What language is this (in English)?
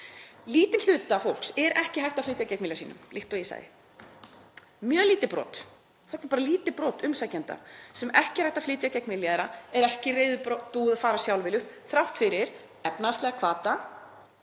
Icelandic